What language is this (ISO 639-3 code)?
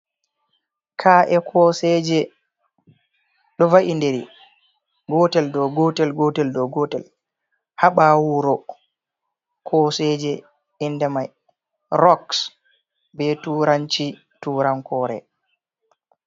ful